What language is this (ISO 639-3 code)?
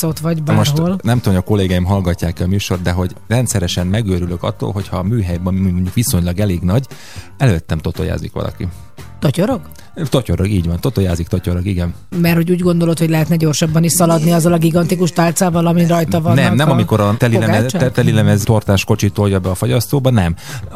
hun